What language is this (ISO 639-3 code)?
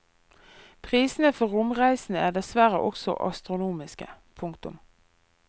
nor